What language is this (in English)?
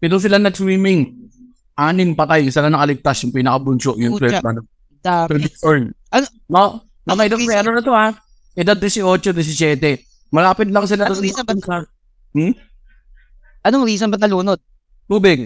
Filipino